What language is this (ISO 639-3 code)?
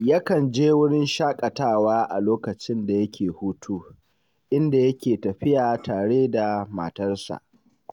hau